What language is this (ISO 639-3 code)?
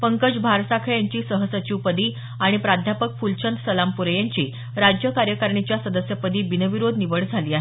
mar